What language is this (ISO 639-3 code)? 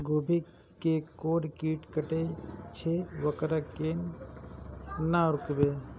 mai